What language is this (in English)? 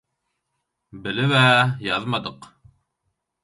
Turkmen